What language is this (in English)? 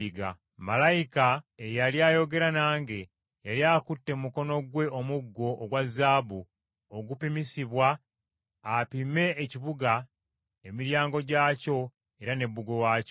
Ganda